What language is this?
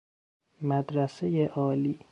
Persian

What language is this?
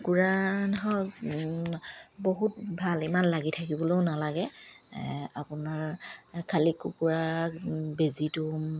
Assamese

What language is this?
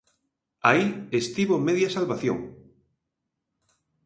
Galician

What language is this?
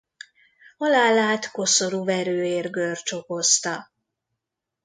Hungarian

